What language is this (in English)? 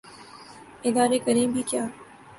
Urdu